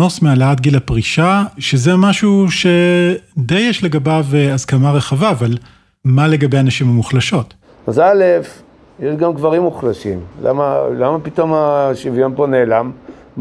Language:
Hebrew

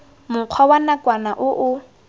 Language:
Tswana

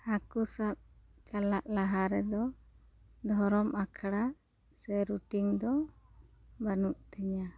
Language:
Santali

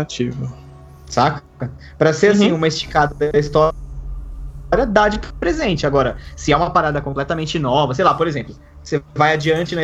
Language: Portuguese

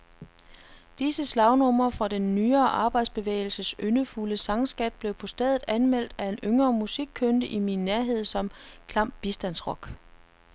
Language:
Danish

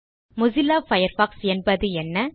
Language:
Tamil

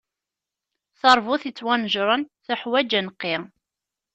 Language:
Kabyle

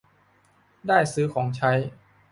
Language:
Thai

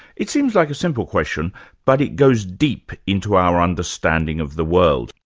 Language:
English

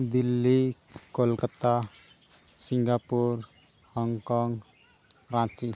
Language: Santali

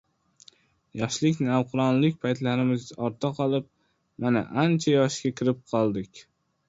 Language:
Uzbek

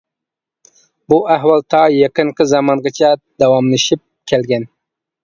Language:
Uyghur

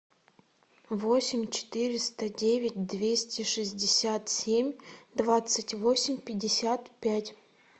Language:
Russian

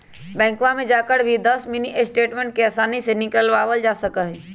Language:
Magahi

